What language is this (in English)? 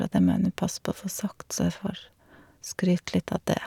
Norwegian